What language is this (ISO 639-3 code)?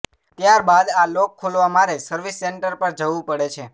guj